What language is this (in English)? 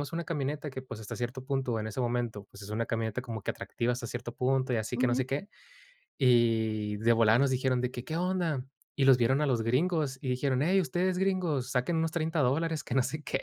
Spanish